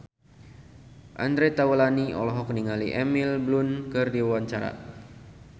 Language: Sundanese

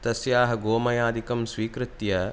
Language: Sanskrit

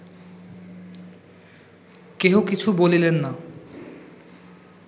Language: Bangla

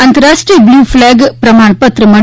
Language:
Gujarati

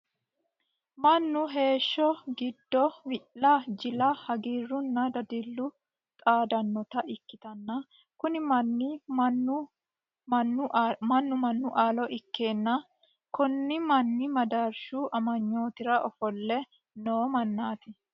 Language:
Sidamo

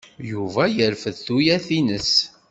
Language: Kabyle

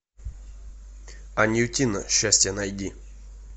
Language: Russian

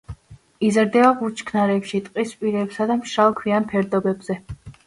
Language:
Georgian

